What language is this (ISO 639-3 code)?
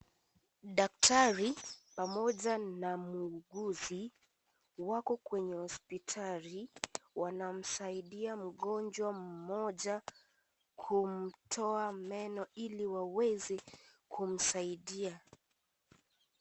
swa